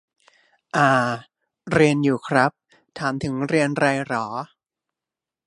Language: Thai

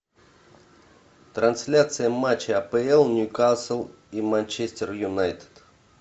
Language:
Russian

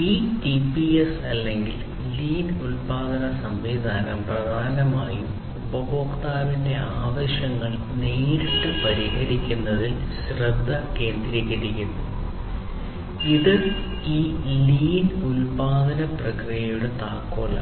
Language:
Malayalam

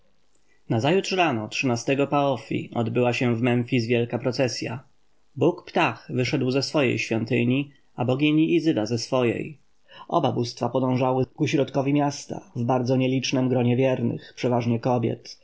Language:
Polish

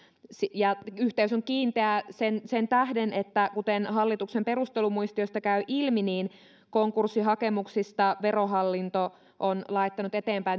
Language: Finnish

